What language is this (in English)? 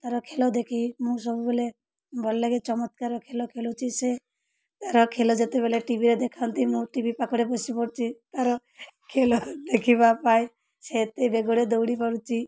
Odia